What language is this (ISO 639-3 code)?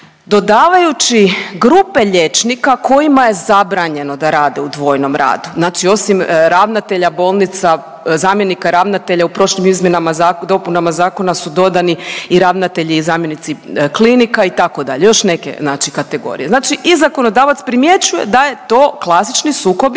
hrv